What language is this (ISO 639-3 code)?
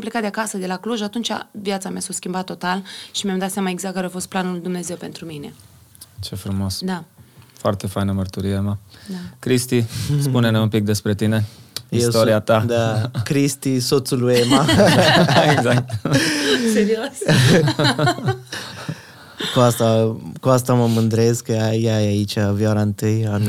ron